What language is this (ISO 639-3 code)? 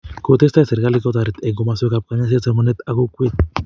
kln